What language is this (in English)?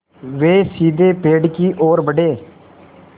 Hindi